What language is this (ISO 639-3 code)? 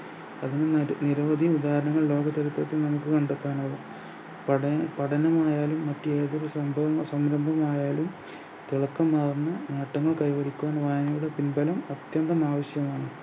mal